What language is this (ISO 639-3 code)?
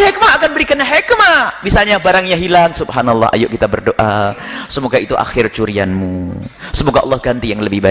ind